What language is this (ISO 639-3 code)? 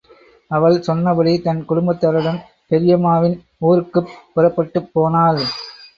tam